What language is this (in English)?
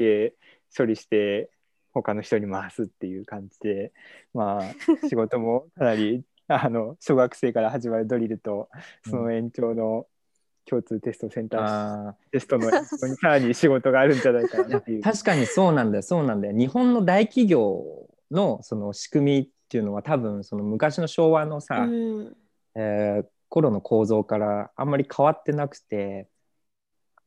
Japanese